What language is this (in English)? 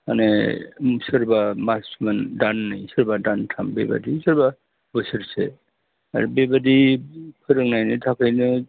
Bodo